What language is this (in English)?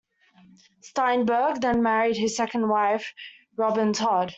English